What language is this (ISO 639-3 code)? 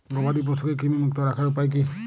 ben